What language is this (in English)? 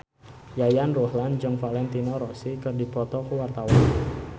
Sundanese